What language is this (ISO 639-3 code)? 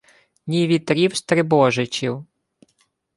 ukr